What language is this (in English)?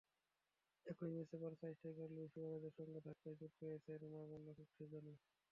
Bangla